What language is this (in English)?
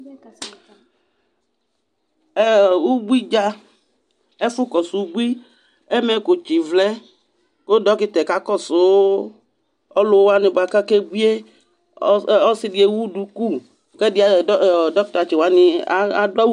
Ikposo